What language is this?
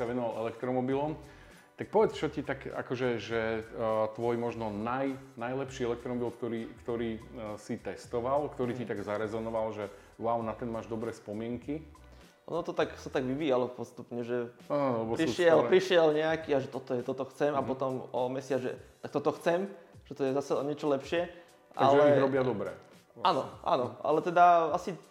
Slovak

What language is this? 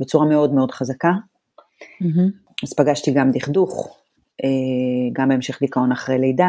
Hebrew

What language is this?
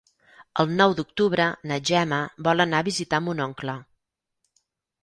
Catalan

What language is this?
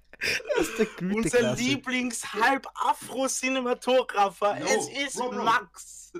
German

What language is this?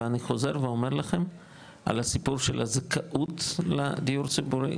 Hebrew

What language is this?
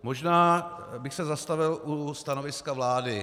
Czech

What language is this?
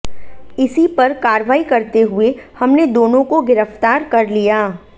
Hindi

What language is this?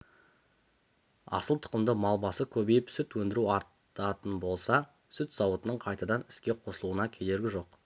Kazakh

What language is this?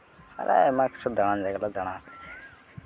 Santali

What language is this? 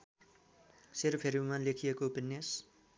Nepali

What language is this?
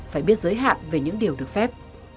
Vietnamese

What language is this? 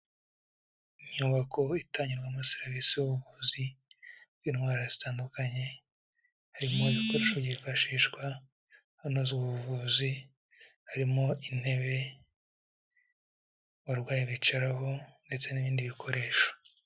Kinyarwanda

